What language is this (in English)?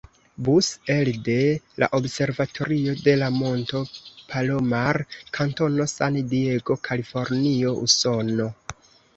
Esperanto